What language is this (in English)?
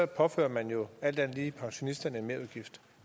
Danish